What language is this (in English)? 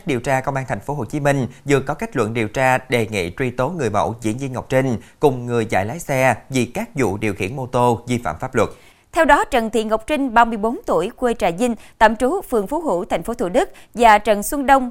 Vietnamese